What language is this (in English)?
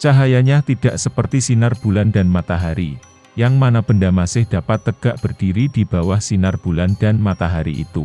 Indonesian